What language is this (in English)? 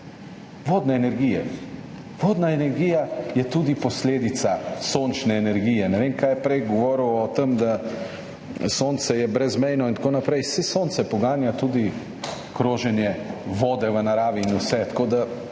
Slovenian